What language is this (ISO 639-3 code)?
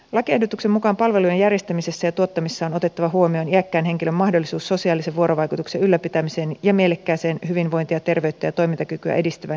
fin